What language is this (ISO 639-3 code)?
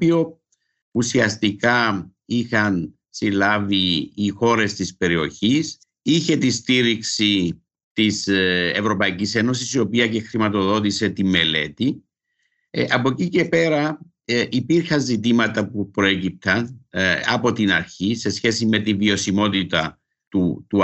ell